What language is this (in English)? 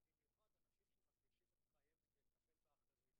Hebrew